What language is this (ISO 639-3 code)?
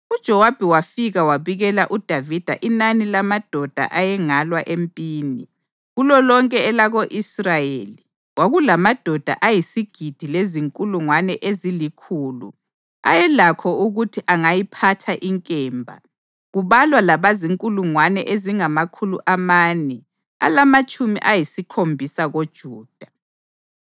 nde